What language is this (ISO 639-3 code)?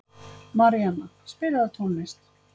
isl